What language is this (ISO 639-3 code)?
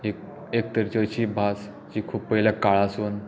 kok